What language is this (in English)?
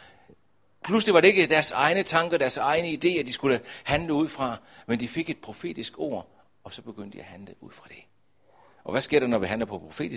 Danish